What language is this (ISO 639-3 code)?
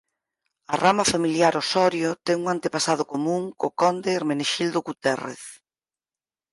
glg